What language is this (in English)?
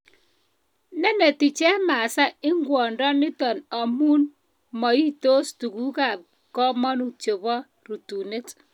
Kalenjin